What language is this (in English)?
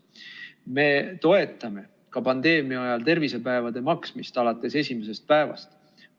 Estonian